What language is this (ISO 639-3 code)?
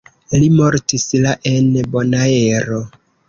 epo